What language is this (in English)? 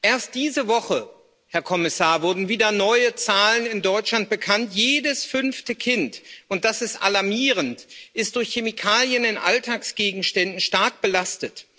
German